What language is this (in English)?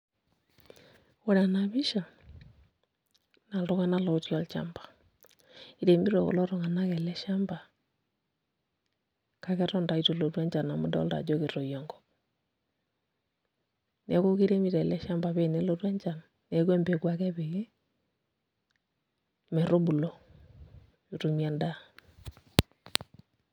Masai